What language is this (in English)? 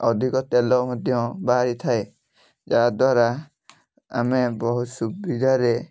Odia